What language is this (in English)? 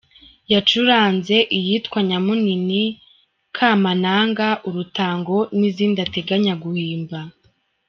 Kinyarwanda